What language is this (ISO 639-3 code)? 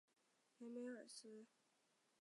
zho